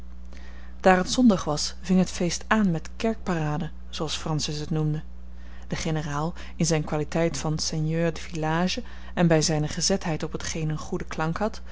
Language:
Dutch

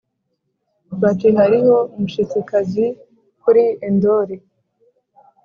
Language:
Kinyarwanda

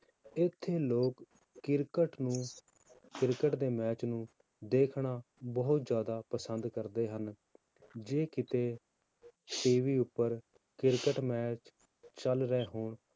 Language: Punjabi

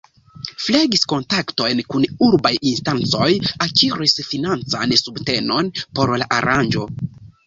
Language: Esperanto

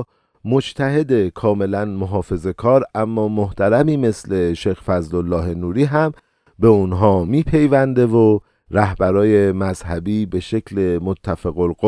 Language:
Persian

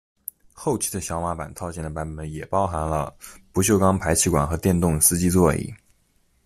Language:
Chinese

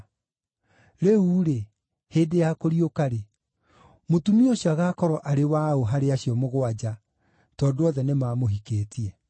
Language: Kikuyu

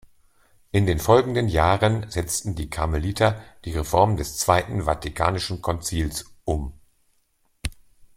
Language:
German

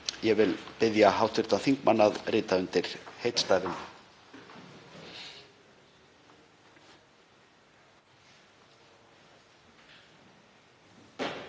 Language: Icelandic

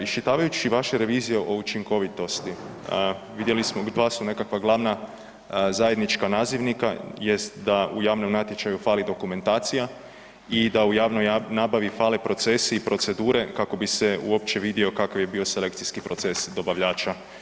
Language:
Croatian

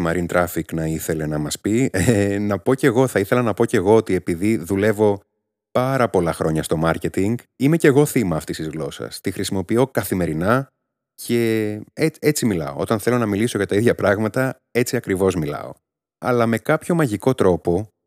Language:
Greek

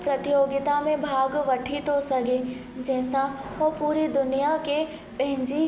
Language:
Sindhi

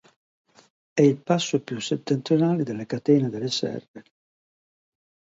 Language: Italian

